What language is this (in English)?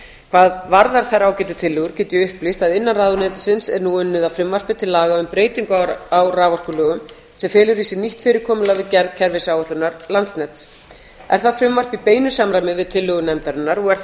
Icelandic